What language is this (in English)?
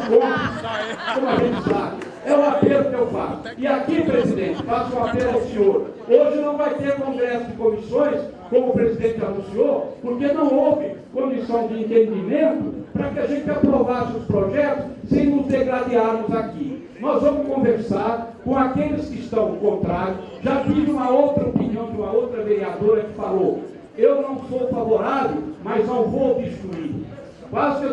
Portuguese